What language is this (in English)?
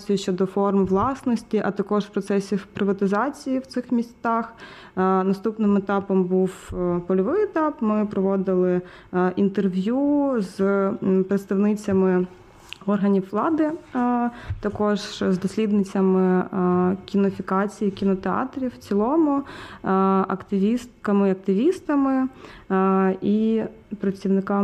Ukrainian